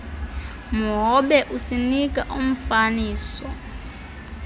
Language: Xhosa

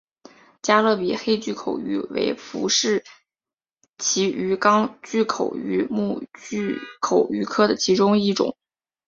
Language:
Chinese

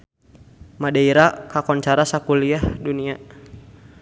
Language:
Sundanese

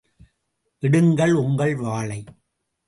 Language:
Tamil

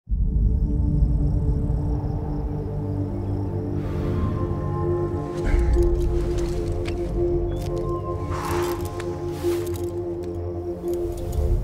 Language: French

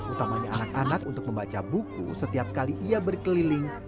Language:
Indonesian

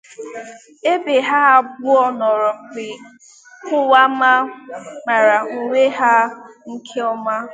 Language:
Igbo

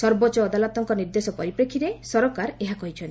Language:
Odia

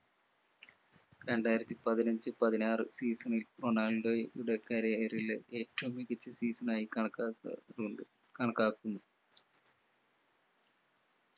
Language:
Malayalam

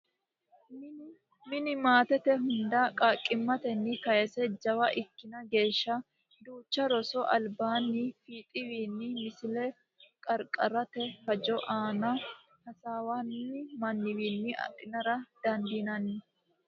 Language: Sidamo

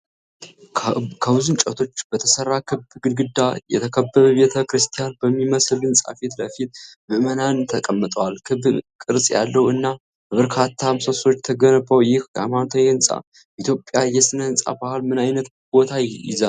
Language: Amharic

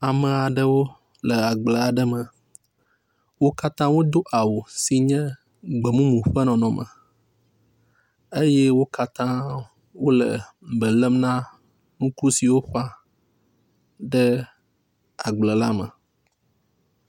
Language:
Ewe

